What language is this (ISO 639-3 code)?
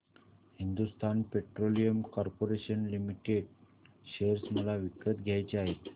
mar